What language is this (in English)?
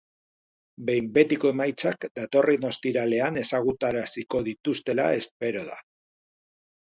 Basque